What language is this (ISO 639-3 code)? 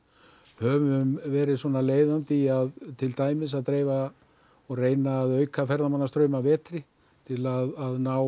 isl